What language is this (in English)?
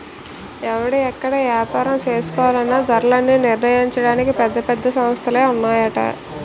Telugu